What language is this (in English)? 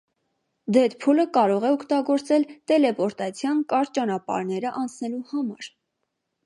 Armenian